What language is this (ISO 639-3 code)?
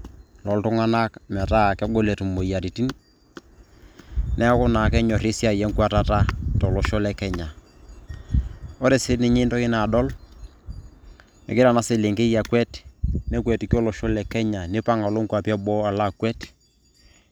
mas